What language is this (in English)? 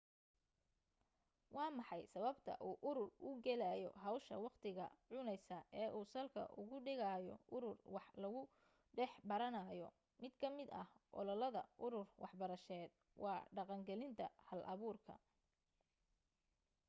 Somali